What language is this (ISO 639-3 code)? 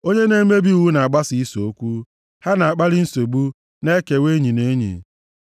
ibo